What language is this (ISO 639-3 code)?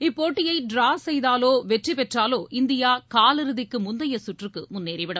tam